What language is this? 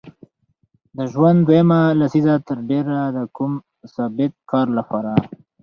Pashto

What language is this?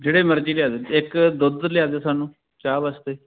Punjabi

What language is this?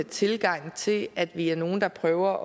Danish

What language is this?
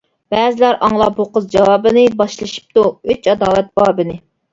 Uyghur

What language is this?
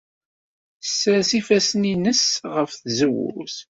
Kabyle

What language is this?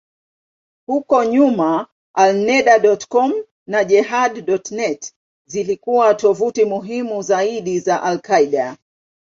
Swahili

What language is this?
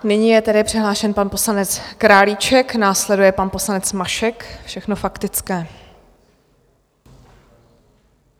Czech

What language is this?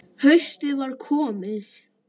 Icelandic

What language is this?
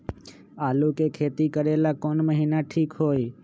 Magahi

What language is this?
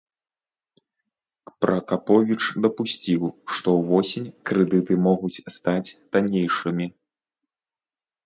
Belarusian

